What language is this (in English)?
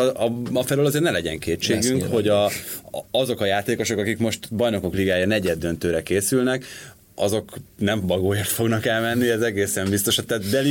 Hungarian